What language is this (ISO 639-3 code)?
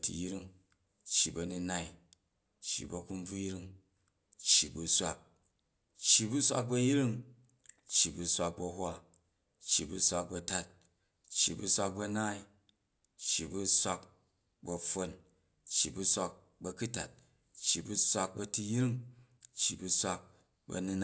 kaj